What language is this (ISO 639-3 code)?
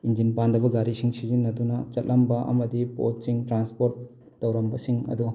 mni